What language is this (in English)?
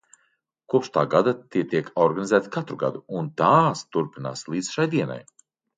Latvian